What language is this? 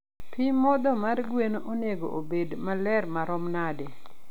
Luo (Kenya and Tanzania)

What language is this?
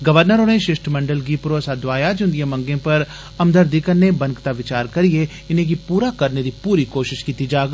Dogri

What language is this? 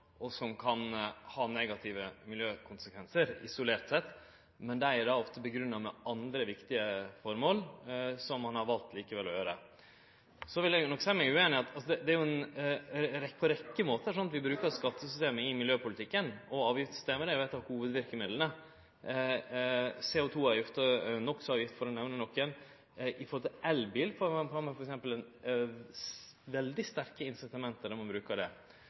Norwegian Nynorsk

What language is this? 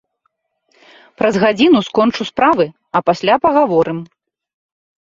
Belarusian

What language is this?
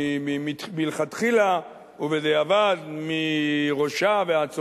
Hebrew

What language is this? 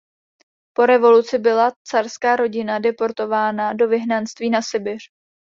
Czech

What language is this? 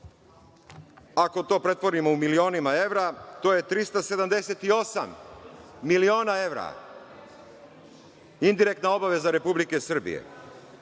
Serbian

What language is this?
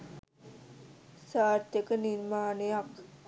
Sinhala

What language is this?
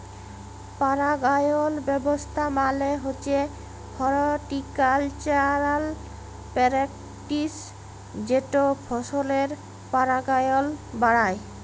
Bangla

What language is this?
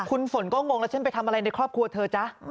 Thai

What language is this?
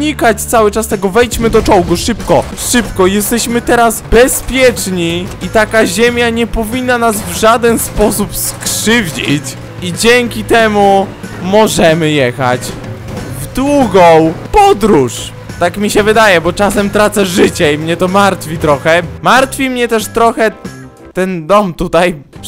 Polish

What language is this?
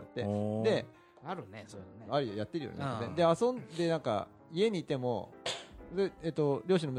Japanese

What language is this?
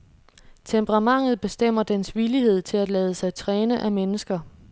Danish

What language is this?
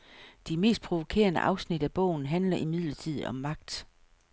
Danish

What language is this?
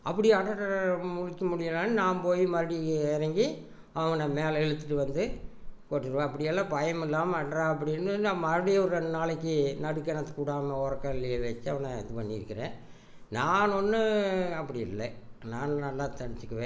Tamil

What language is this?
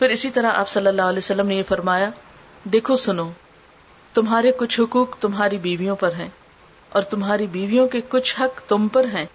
Urdu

